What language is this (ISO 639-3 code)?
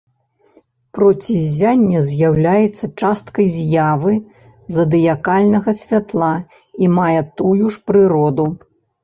bel